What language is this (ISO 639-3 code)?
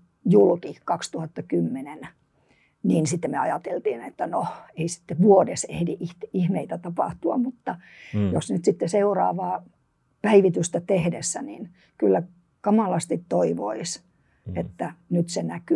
fin